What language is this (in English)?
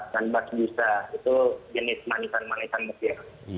Indonesian